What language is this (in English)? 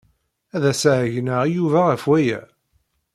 Kabyle